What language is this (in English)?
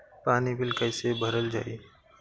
Bhojpuri